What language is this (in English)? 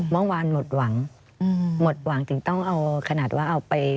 Thai